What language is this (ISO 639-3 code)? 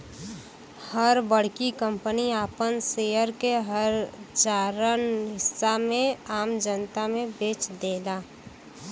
bho